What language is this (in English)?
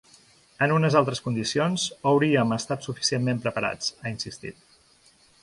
Catalan